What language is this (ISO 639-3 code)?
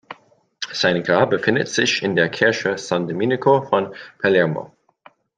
deu